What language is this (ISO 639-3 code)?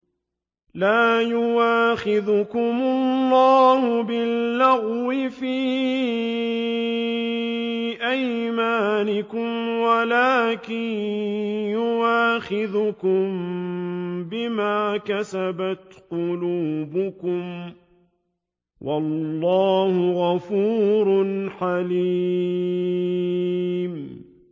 ara